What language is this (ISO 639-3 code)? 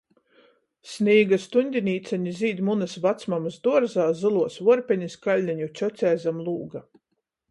ltg